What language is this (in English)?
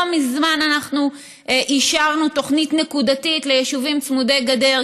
Hebrew